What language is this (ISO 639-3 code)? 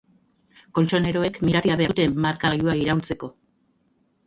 eus